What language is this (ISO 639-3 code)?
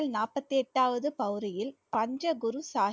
tam